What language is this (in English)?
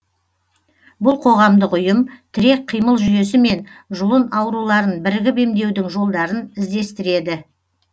Kazakh